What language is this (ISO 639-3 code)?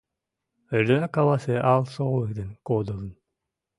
chm